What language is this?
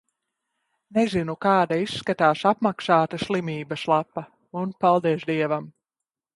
Latvian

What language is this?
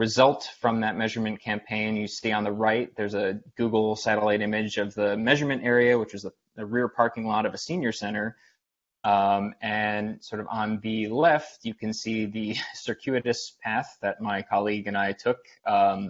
English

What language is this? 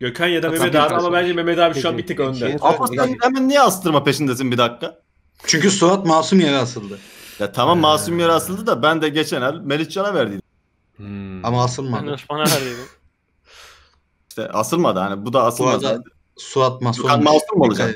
Turkish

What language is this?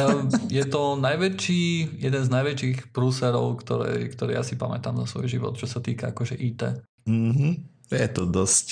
Slovak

